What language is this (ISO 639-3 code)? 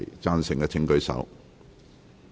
yue